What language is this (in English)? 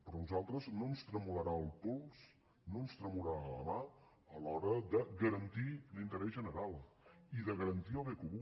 Catalan